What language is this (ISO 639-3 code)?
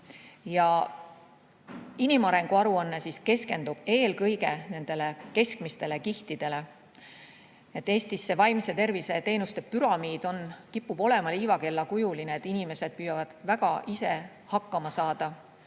est